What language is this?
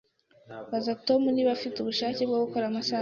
Kinyarwanda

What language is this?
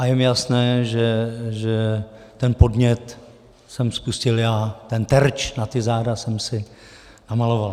Czech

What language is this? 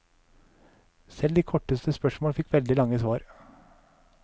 Norwegian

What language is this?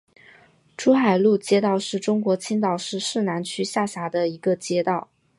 Chinese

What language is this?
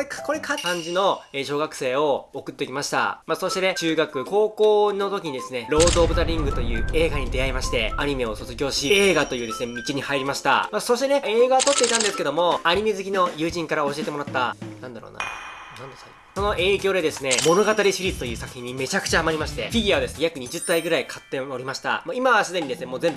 Japanese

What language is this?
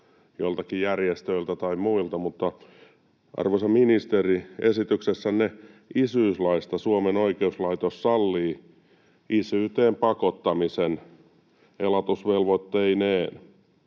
Finnish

